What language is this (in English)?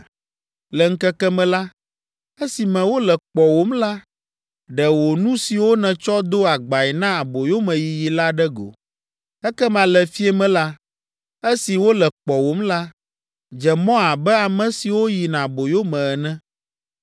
Ewe